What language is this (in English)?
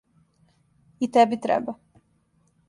Serbian